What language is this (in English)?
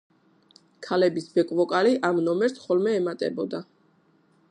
Georgian